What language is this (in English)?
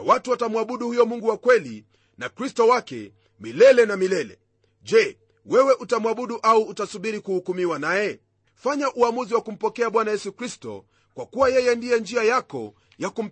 Swahili